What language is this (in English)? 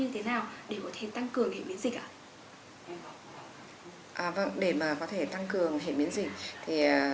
Vietnamese